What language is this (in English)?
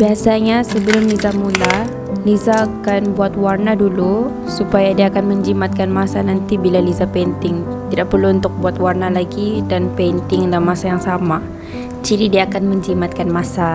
Malay